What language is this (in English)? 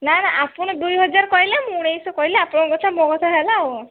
Odia